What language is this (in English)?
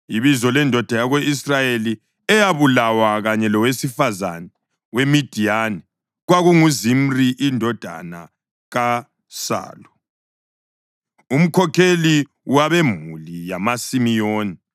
North Ndebele